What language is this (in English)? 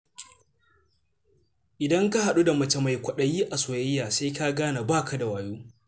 Hausa